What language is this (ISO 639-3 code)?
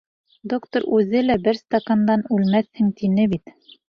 bak